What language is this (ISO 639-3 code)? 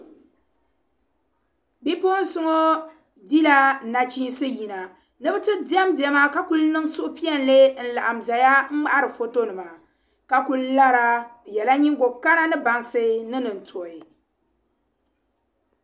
dag